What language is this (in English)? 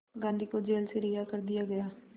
Hindi